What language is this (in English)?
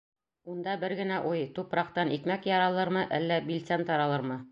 Bashkir